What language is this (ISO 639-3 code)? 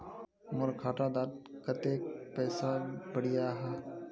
mag